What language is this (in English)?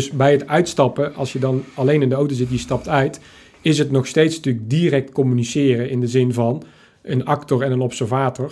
Dutch